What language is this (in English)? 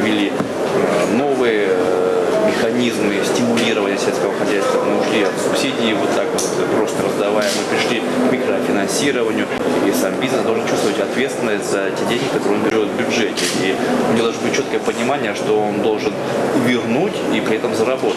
Russian